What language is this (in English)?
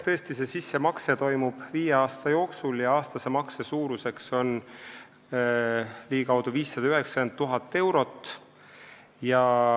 Estonian